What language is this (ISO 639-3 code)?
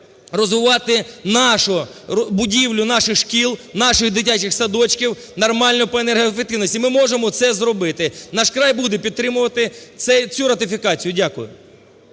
ukr